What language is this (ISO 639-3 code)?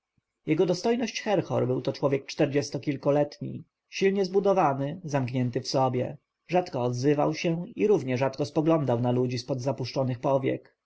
pol